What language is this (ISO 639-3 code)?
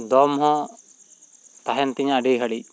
sat